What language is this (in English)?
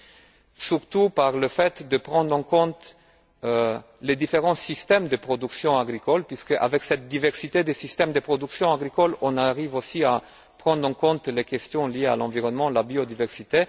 French